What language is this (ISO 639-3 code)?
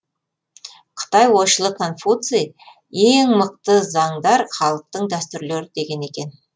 kaz